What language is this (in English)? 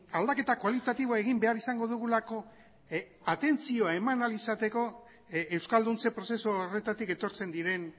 Basque